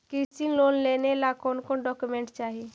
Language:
Magahi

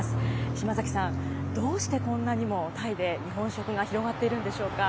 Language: Japanese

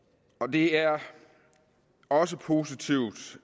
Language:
Danish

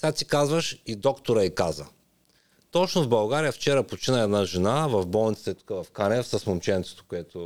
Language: Bulgarian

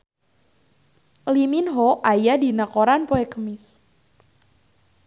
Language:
Sundanese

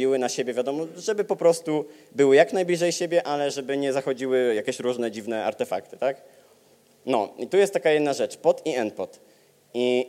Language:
Polish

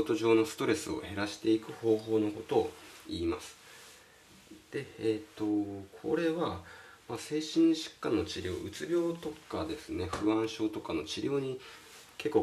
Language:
Japanese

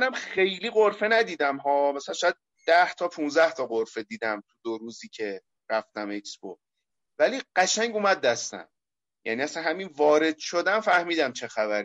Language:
Persian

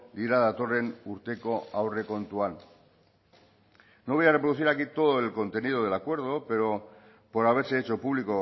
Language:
Spanish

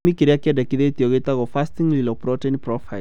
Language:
Kikuyu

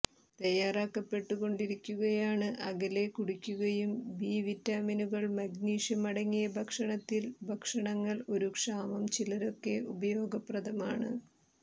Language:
Malayalam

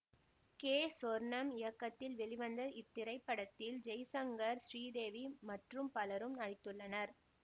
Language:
Tamil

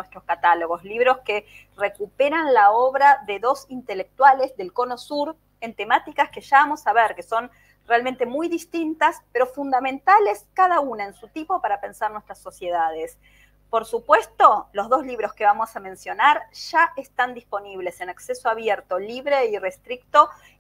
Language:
Spanish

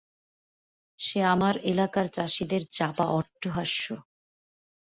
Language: Bangla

